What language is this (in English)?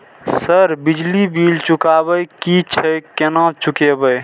Maithili